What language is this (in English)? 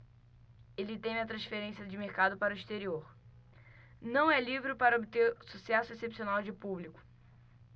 Portuguese